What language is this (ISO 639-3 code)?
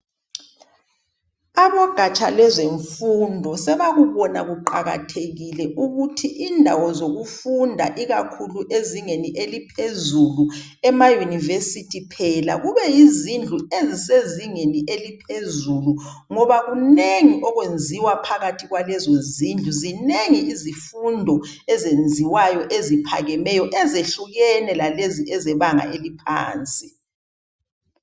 nde